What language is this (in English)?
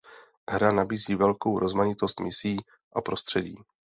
Czech